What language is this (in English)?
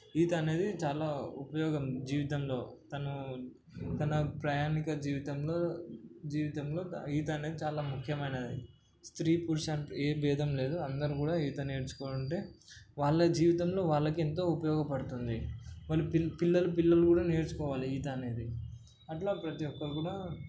Telugu